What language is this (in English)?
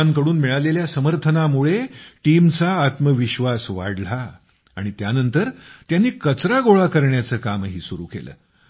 Marathi